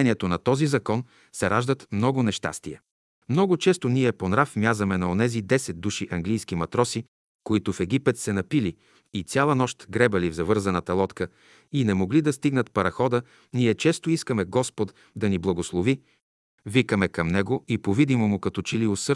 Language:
Bulgarian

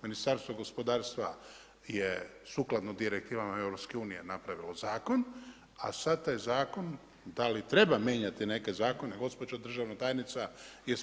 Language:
Croatian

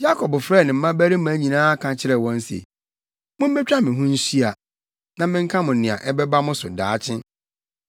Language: Akan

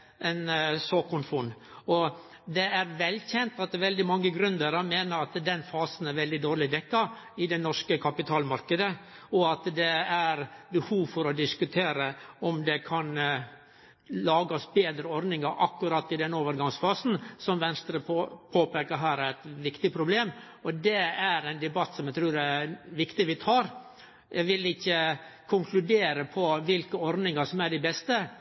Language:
Norwegian Nynorsk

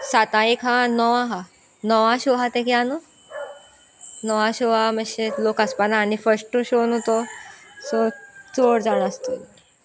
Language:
Konkani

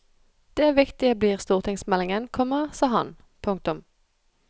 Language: Norwegian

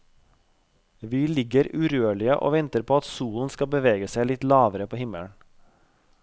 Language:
Norwegian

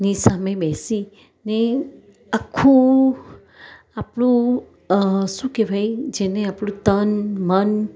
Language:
Gujarati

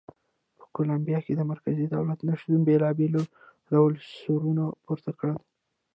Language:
Pashto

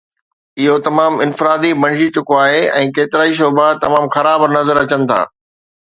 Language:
Sindhi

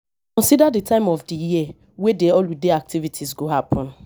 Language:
Nigerian Pidgin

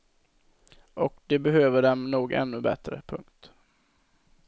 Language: Swedish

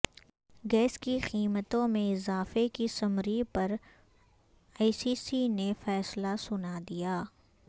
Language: Urdu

